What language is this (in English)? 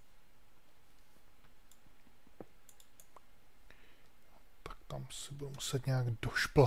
Czech